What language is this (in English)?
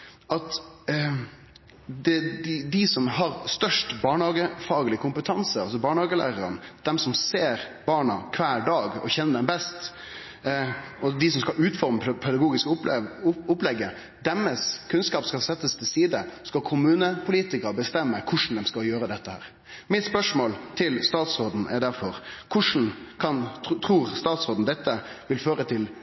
Norwegian Nynorsk